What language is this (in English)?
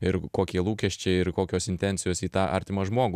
Lithuanian